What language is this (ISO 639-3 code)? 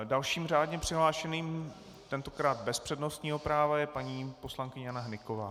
ces